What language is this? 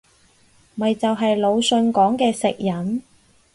Cantonese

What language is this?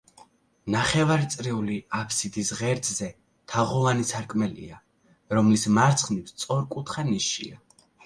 Georgian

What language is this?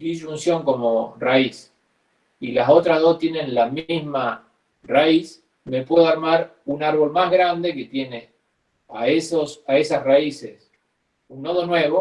Spanish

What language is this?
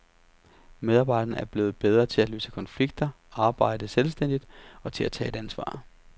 Danish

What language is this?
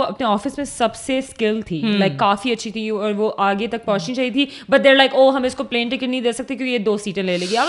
Urdu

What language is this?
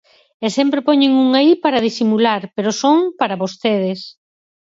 Galician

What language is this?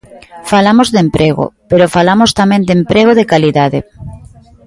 Galician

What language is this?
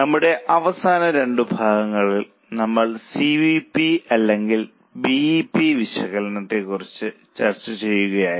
Malayalam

